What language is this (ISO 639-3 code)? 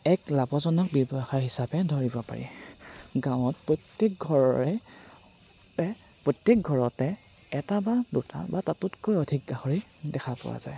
asm